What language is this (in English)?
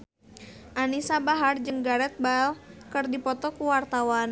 Sundanese